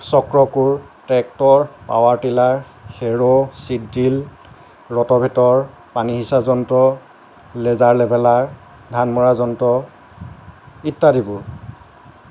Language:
Assamese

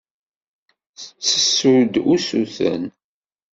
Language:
Kabyle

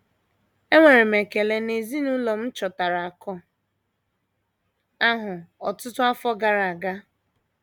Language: Igbo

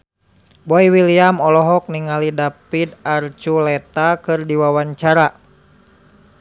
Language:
Sundanese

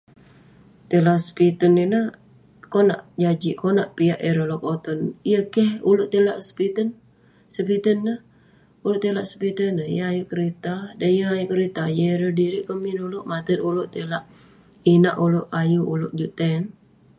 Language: Western Penan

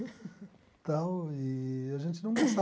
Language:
Portuguese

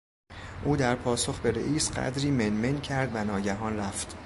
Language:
Persian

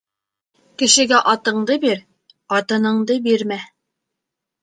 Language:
Bashkir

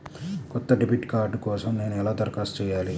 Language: Telugu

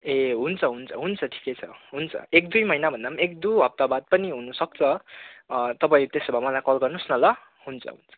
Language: Nepali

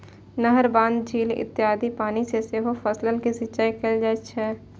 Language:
Maithili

